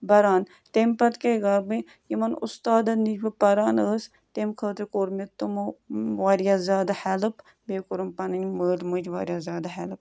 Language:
Kashmiri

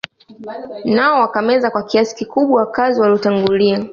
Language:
Swahili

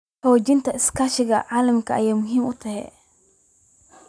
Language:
Somali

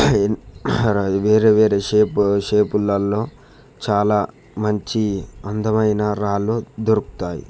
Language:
Telugu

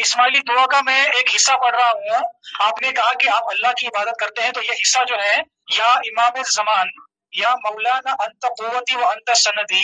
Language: Urdu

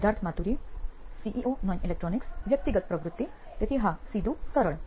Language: Gujarati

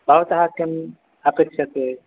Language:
Sanskrit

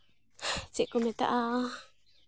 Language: Santali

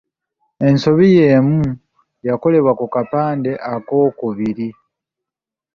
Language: Ganda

